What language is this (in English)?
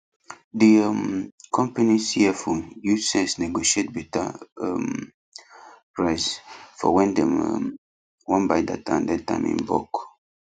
Nigerian Pidgin